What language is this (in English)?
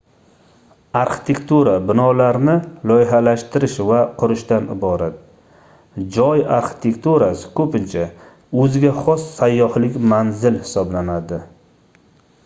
Uzbek